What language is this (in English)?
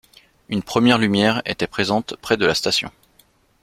French